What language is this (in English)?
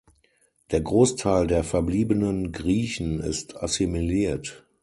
German